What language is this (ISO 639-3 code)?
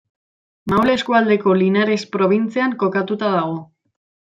eus